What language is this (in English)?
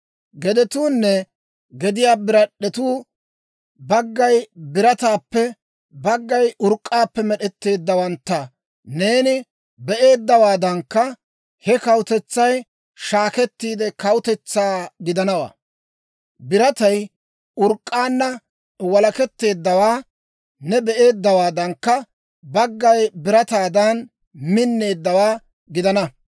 Dawro